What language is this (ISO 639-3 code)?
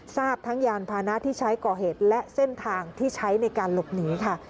tha